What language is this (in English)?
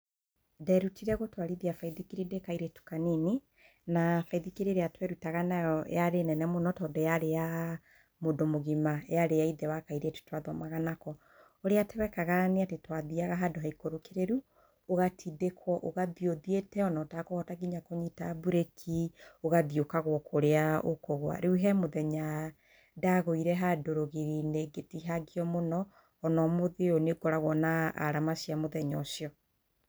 Kikuyu